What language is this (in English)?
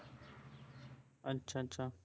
Punjabi